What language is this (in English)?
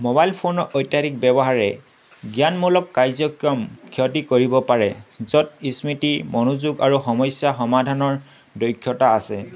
Assamese